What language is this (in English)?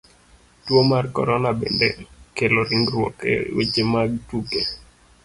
Luo (Kenya and Tanzania)